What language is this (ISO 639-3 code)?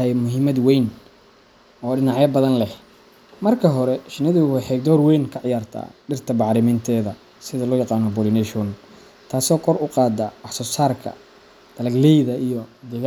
som